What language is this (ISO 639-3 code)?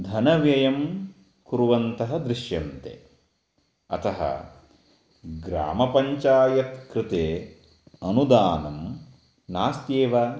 san